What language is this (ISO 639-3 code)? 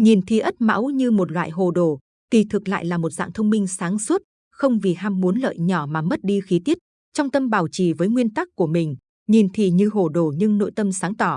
vie